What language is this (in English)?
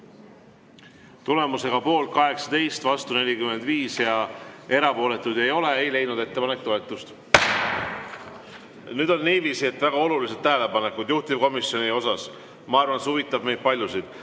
Estonian